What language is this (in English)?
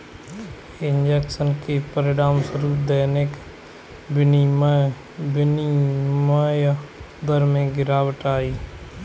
Hindi